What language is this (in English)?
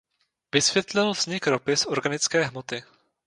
Czech